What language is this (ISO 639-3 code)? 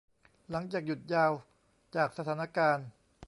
tha